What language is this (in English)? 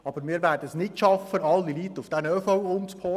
Swiss German